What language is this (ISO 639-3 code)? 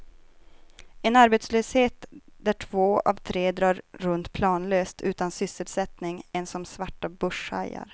swe